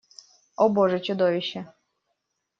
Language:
Russian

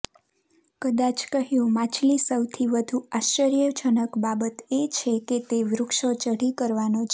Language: Gujarati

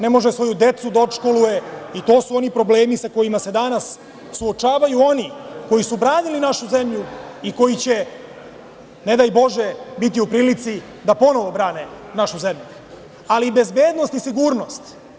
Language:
Serbian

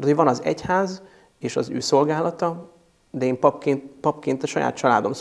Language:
Hungarian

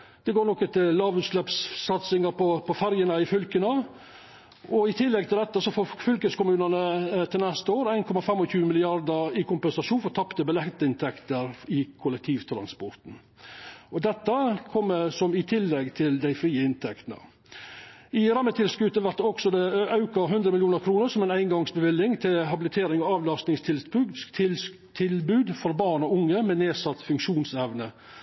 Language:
Norwegian Nynorsk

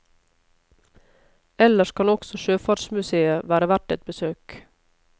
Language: Norwegian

